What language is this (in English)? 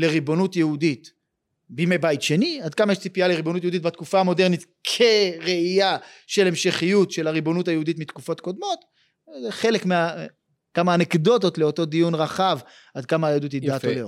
Hebrew